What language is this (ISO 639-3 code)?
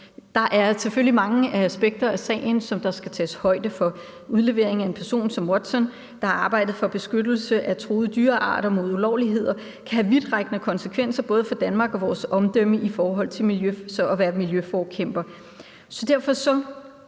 dan